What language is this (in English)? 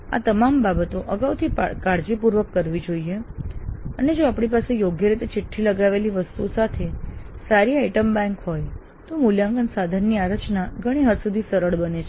Gujarati